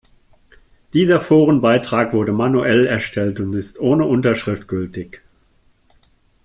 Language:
German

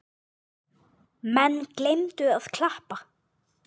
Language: Icelandic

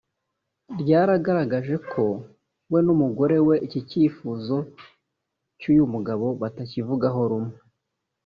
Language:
Kinyarwanda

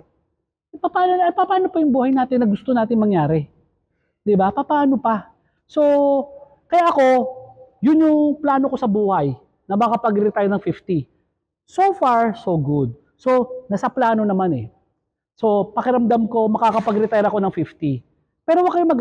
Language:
Filipino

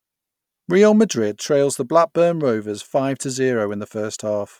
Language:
English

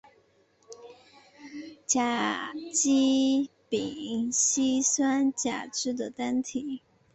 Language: Chinese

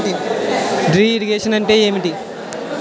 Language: Telugu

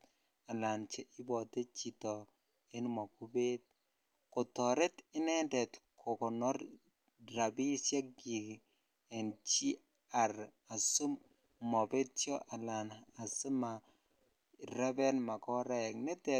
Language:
Kalenjin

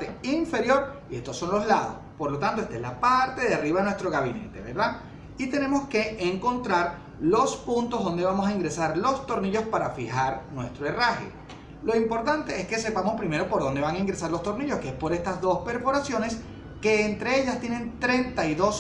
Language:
Spanish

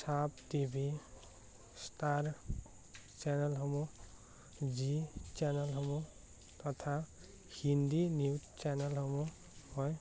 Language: Assamese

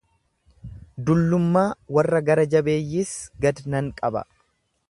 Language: Oromo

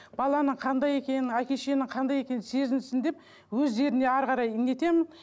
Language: Kazakh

